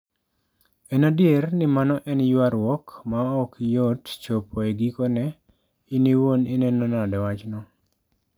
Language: Luo (Kenya and Tanzania)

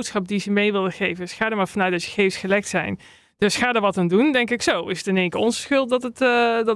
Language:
Dutch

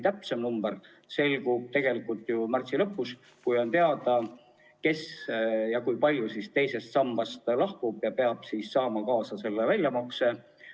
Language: Estonian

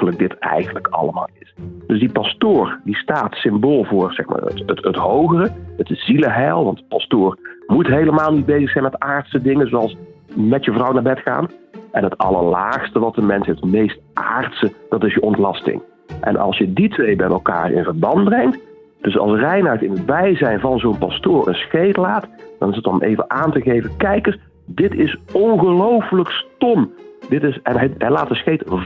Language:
Dutch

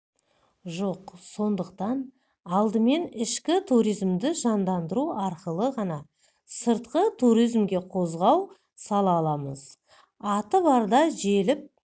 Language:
Kazakh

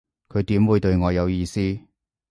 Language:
Cantonese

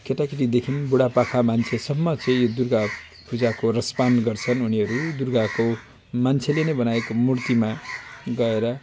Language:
Nepali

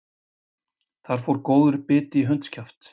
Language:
Icelandic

